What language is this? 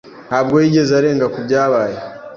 Kinyarwanda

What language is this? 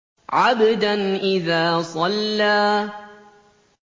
Arabic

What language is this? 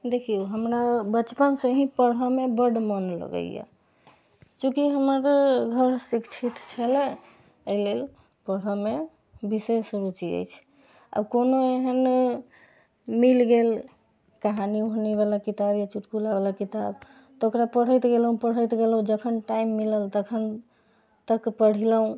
Maithili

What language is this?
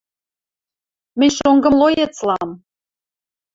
Western Mari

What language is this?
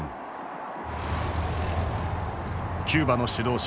Japanese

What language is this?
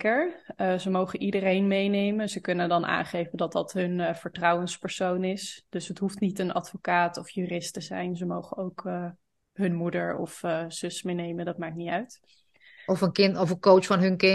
Dutch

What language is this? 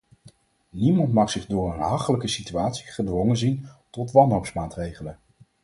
Dutch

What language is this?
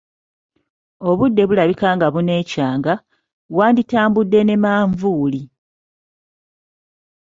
Ganda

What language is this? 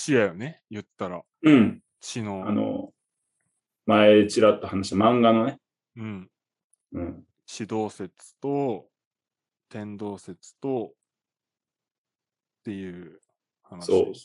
Japanese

